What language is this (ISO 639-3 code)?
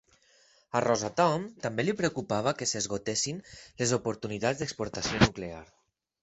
cat